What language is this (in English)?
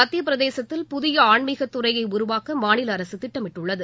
Tamil